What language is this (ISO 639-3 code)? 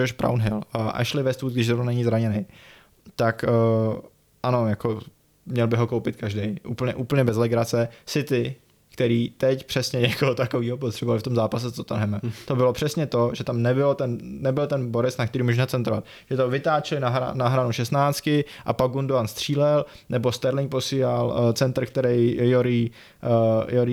ces